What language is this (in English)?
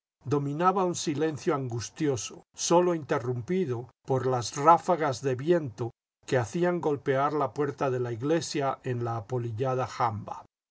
Spanish